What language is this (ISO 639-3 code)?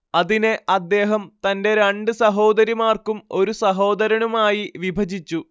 mal